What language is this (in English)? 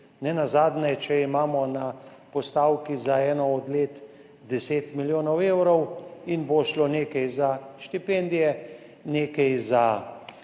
Slovenian